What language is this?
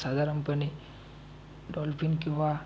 Marathi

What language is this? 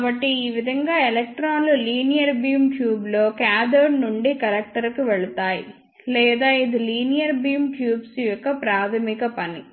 Telugu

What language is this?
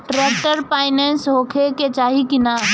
Bhojpuri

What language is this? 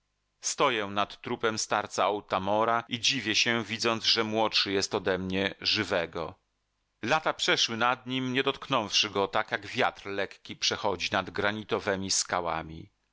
Polish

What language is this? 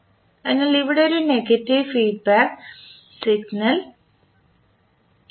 Malayalam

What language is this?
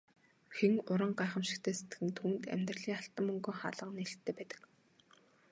Mongolian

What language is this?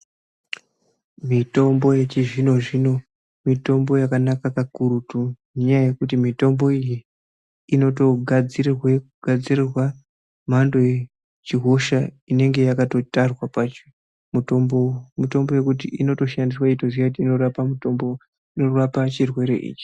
Ndau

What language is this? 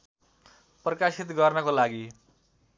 Nepali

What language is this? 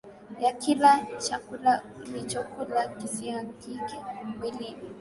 Swahili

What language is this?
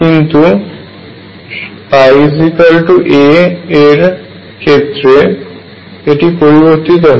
Bangla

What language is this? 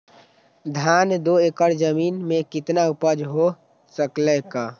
Magahi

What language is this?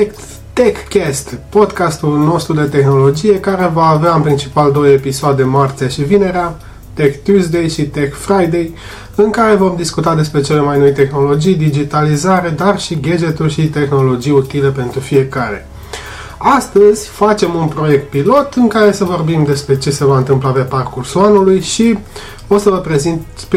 Romanian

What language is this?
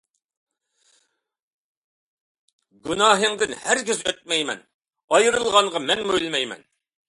Uyghur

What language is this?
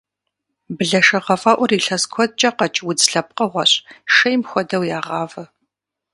Kabardian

